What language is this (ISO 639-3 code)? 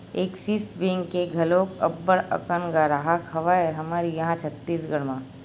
hne